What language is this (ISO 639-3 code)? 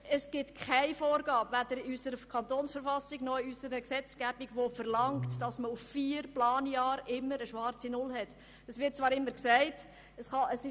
gsw